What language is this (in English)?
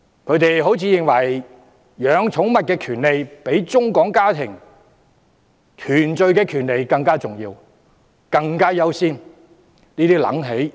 Cantonese